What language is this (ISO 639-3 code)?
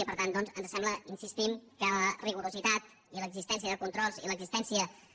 cat